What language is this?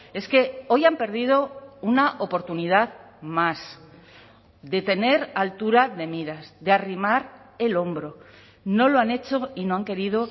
Spanish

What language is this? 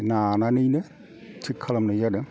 Bodo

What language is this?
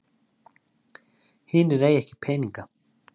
Icelandic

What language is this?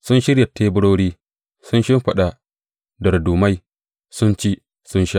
Hausa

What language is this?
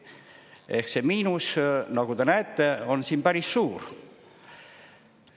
Estonian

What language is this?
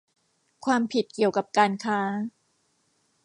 Thai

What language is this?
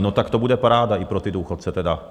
Czech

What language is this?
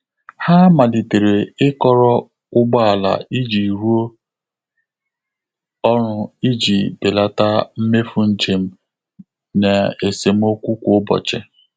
Igbo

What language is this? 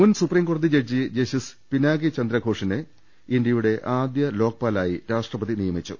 Malayalam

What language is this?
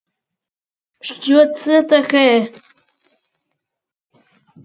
Ukrainian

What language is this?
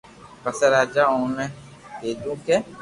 Loarki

